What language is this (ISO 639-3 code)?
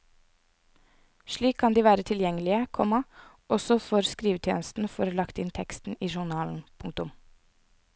nor